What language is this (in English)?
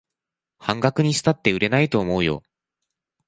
Japanese